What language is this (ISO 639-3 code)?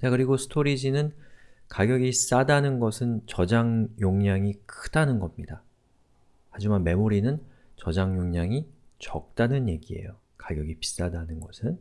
kor